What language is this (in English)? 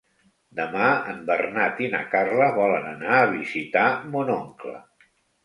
Catalan